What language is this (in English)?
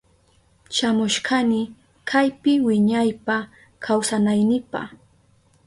Southern Pastaza Quechua